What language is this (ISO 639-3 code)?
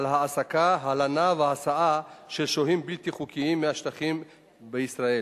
heb